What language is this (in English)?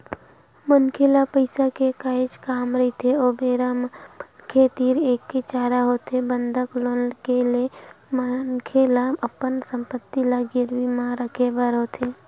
Chhattisgarhi